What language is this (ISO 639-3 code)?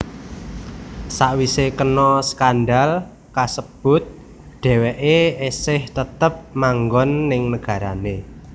jav